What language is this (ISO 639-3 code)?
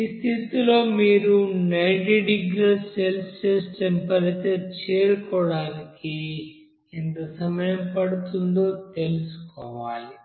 tel